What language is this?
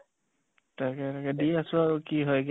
Assamese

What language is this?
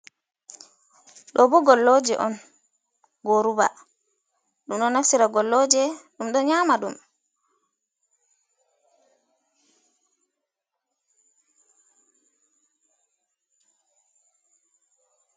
Fula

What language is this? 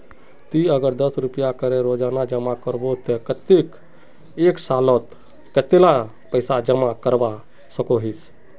Magahi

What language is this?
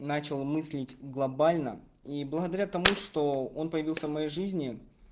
Russian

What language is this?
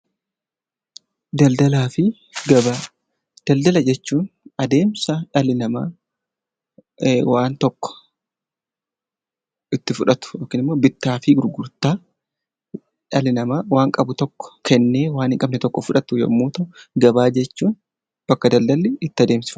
Oromo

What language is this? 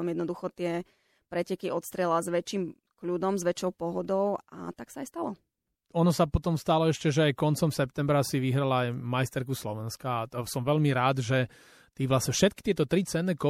Slovak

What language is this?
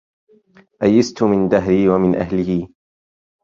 Arabic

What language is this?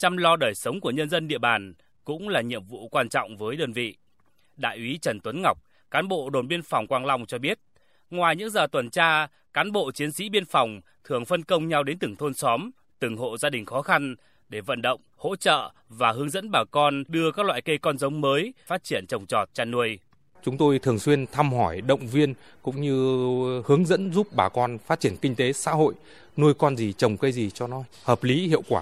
Vietnamese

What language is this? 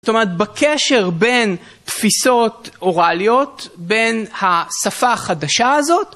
Hebrew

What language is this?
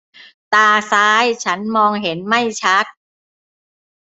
Thai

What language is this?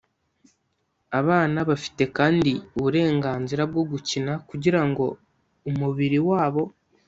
Kinyarwanda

